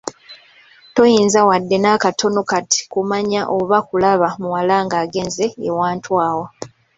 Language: Ganda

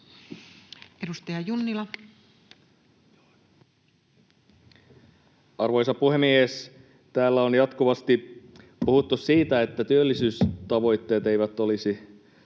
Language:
Finnish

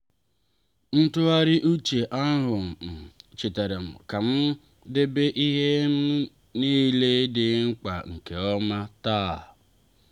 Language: Igbo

